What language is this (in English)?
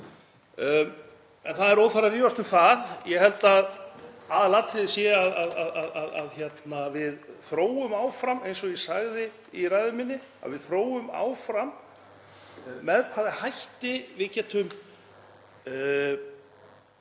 Icelandic